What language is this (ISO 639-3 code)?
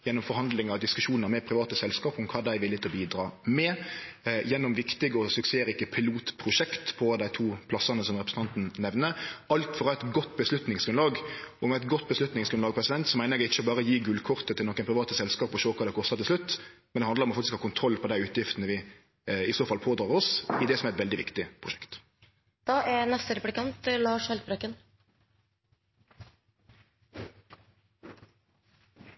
nno